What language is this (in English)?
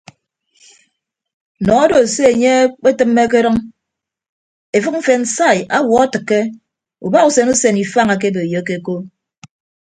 Ibibio